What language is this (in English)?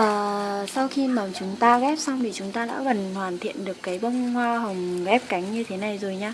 Vietnamese